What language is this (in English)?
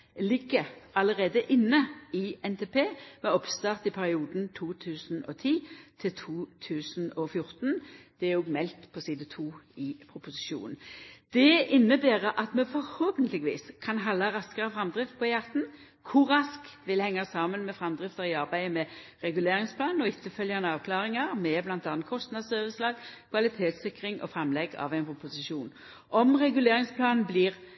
Norwegian Nynorsk